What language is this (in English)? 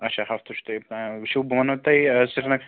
Kashmiri